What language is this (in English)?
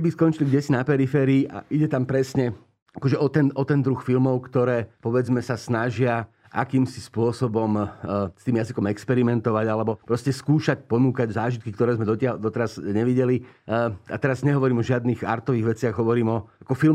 Slovak